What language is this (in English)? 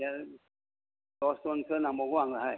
Bodo